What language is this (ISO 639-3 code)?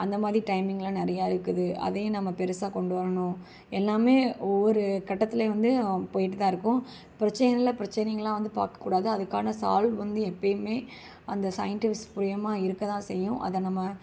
tam